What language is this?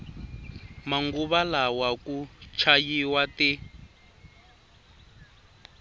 Tsonga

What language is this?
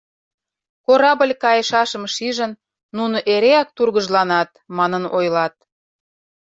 Mari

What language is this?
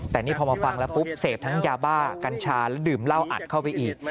Thai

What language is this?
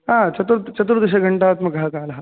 Sanskrit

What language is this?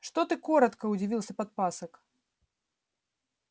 Russian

